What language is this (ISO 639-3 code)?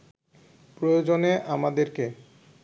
ben